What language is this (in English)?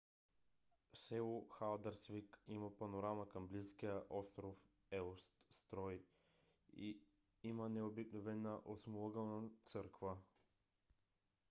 Bulgarian